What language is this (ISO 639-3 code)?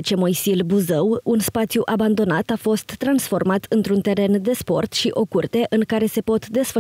ron